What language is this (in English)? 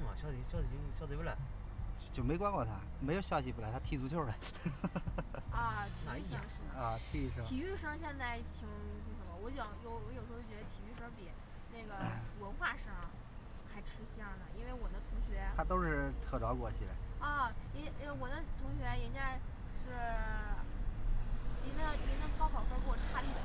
Chinese